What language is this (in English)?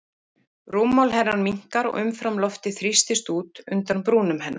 Icelandic